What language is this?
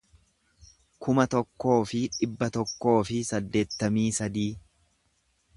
Oromo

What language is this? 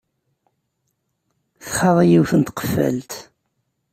Kabyle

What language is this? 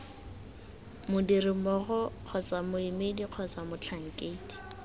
Tswana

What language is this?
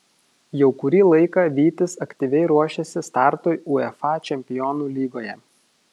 Lithuanian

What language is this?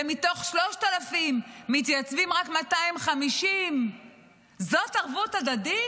Hebrew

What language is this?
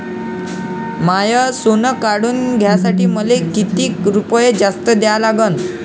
Marathi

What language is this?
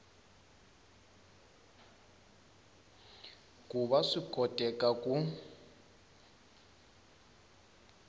Tsonga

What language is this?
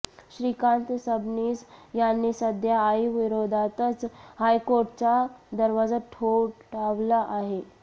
Marathi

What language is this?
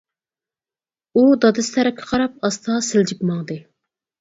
Uyghur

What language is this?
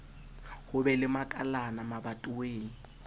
Southern Sotho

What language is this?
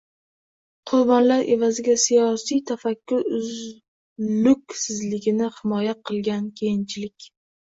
Uzbek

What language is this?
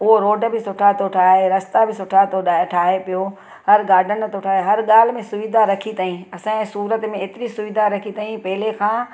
Sindhi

